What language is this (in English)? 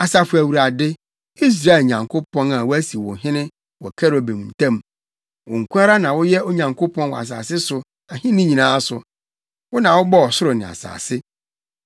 Akan